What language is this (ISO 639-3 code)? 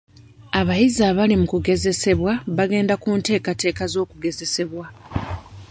lug